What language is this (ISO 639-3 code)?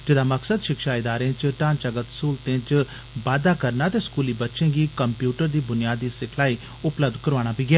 doi